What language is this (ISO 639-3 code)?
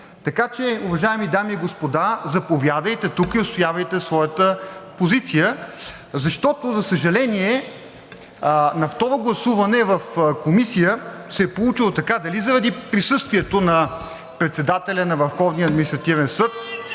bul